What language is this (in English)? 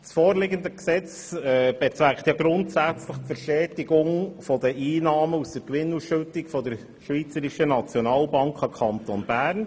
Swiss German